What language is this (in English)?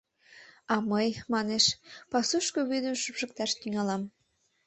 Mari